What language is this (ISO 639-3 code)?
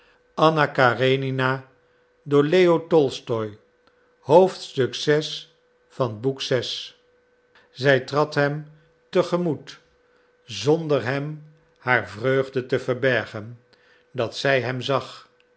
nld